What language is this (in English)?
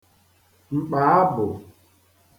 Igbo